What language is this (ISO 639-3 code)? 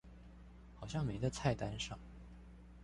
zho